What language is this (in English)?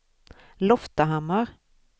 Swedish